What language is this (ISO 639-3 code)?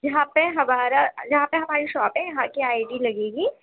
urd